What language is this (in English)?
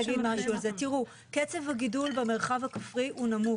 Hebrew